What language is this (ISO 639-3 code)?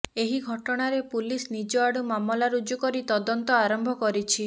ori